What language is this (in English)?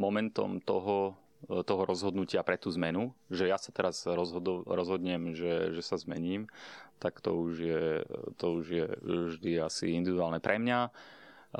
Slovak